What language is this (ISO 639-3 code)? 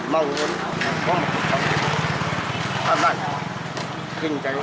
vie